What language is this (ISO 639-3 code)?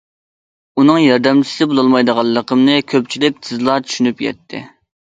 uig